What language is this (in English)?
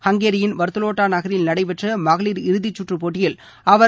Tamil